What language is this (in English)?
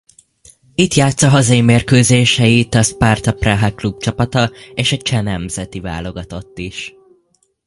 Hungarian